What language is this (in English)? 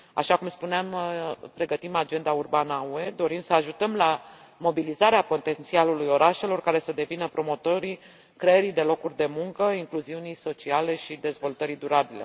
Romanian